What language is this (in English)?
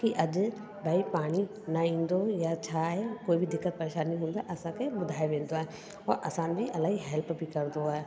Sindhi